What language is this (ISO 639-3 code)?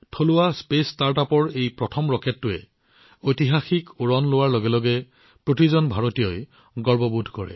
asm